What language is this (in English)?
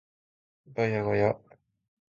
Japanese